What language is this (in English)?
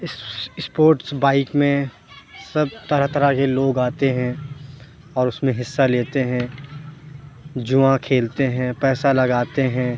Urdu